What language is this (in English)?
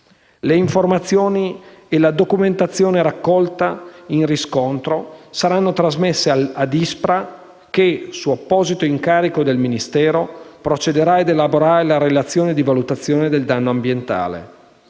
Italian